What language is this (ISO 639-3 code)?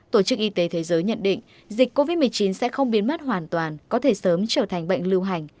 vie